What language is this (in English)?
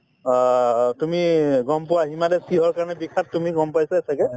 Assamese